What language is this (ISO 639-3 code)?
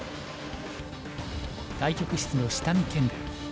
jpn